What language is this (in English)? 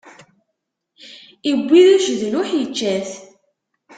Kabyle